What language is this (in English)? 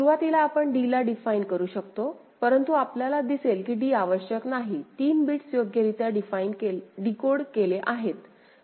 Marathi